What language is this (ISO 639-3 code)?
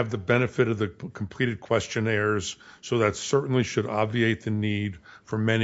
eng